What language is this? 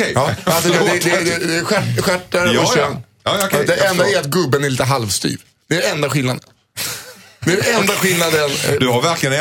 Swedish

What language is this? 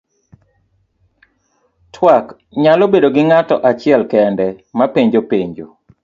Luo (Kenya and Tanzania)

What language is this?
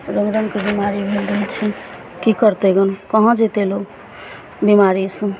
Maithili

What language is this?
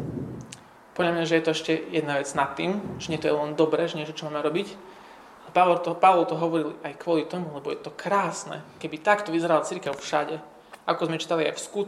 Slovak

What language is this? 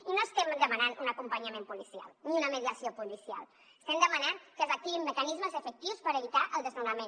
Catalan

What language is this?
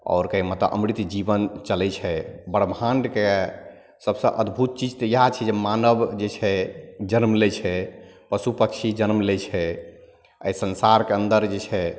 Maithili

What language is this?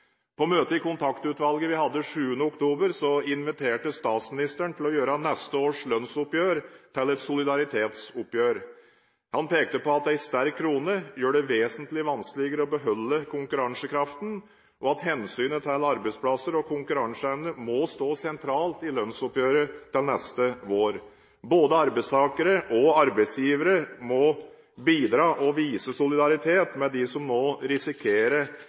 Norwegian Bokmål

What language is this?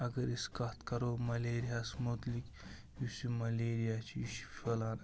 Kashmiri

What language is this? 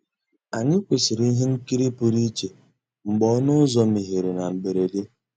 Igbo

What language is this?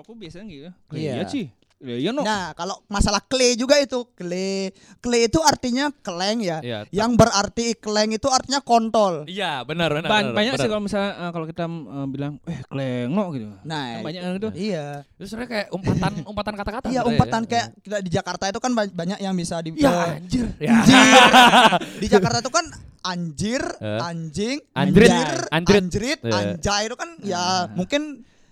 Indonesian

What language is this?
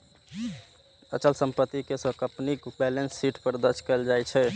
Maithili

